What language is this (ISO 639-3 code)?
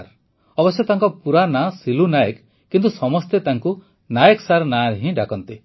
ori